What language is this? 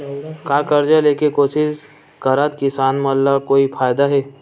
Chhattisgarhi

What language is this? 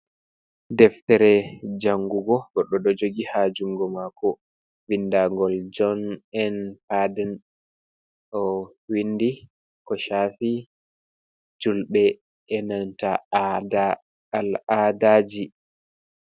Fula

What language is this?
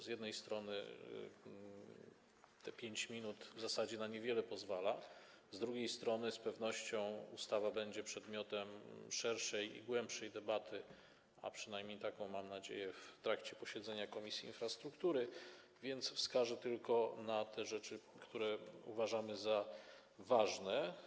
Polish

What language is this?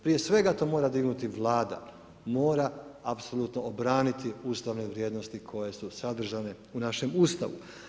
Croatian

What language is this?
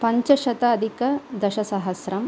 Sanskrit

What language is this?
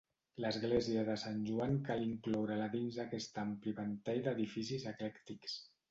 Catalan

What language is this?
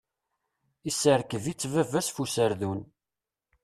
Kabyle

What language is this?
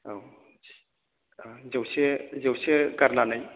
Bodo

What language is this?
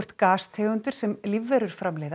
Icelandic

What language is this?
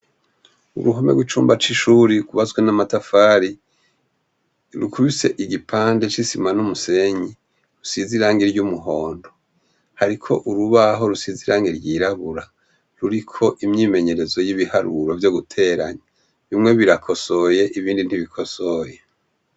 Rundi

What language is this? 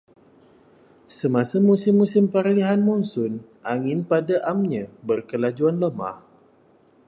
Malay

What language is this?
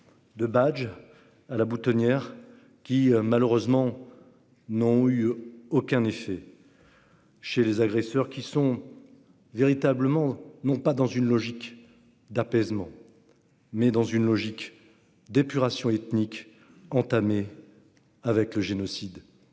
French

